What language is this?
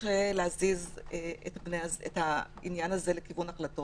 Hebrew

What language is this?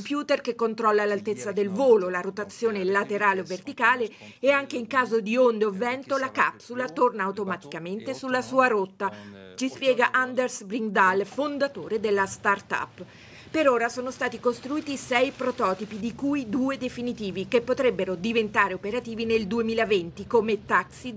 Italian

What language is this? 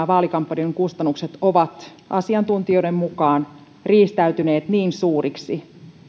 Finnish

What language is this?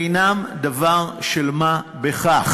Hebrew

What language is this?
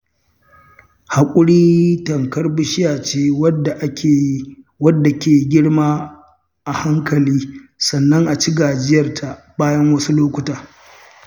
Hausa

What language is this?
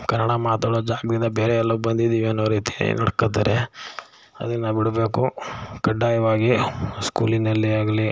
Kannada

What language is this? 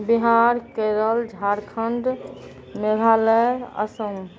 Maithili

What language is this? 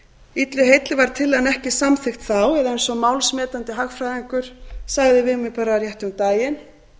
Icelandic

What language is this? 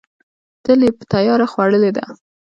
Pashto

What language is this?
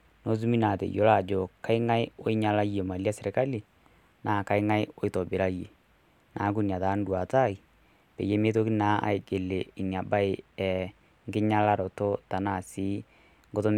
Masai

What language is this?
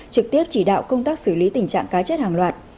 Vietnamese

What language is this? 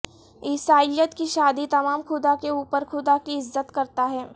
Urdu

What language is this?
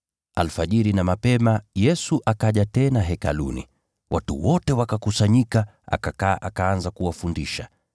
Swahili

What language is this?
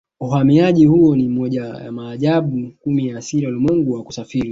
Swahili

